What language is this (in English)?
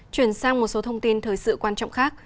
Vietnamese